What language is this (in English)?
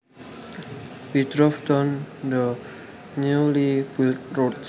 Javanese